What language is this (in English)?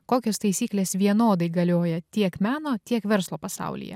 Lithuanian